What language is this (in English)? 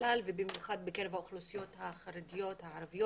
Hebrew